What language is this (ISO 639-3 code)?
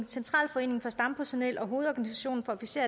dan